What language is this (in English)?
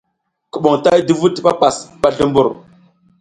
South Giziga